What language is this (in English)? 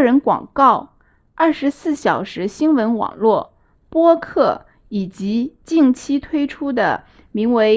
Chinese